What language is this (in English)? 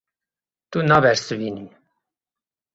Kurdish